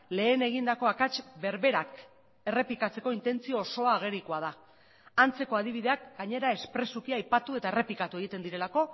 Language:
Basque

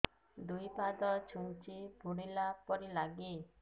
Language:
Odia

